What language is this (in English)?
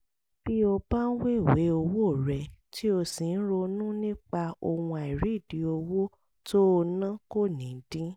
Yoruba